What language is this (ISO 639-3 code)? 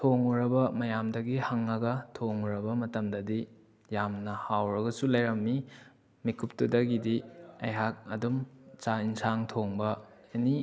mni